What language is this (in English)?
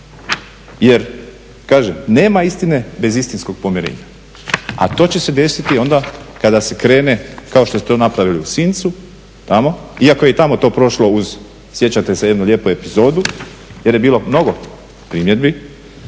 Croatian